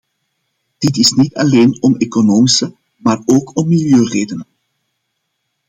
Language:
Dutch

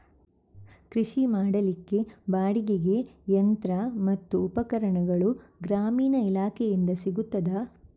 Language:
Kannada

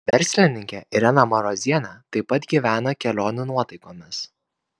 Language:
Lithuanian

